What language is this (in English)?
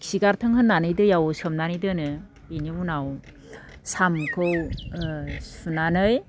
Bodo